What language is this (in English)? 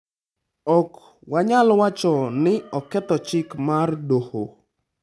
Luo (Kenya and Tanzania)